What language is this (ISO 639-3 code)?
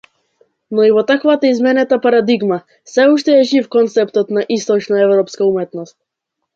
mkd